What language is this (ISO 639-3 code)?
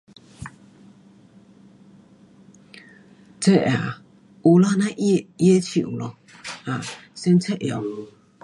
cpx